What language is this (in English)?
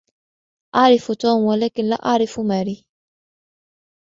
Arabic